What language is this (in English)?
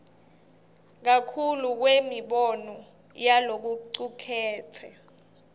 Swati